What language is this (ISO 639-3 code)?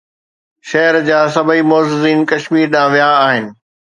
snd